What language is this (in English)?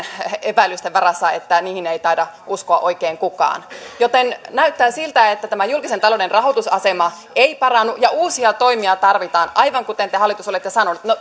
Finnish